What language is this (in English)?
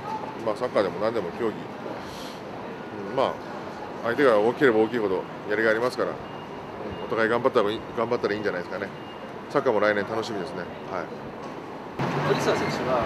Japanese